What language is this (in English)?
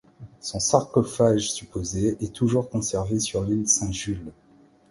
French